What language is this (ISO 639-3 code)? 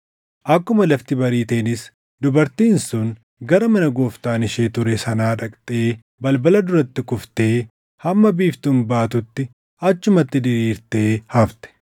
orm